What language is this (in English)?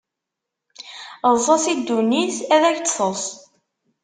Kabyle